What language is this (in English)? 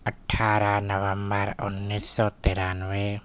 Urdu